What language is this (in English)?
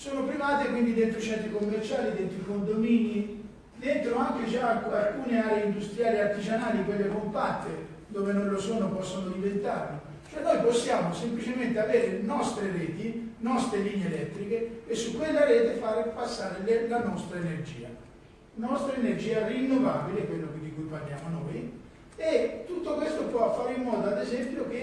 Italian